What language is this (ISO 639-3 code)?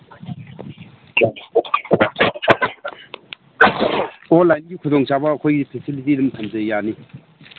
mni